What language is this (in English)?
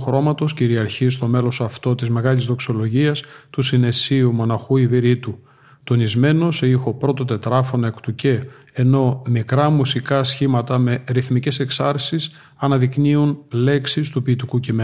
Greek